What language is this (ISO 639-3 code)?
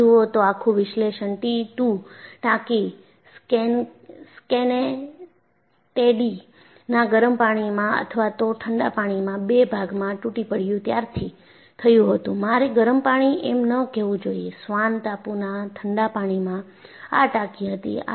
guj